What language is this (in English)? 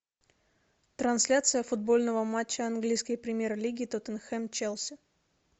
Russian